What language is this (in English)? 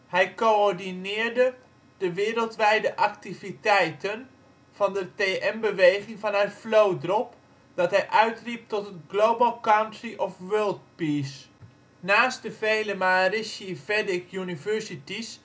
Dutch